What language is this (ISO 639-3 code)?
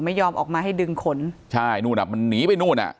tha